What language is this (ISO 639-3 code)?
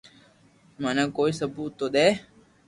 lrk